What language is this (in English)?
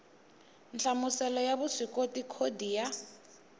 Tsonga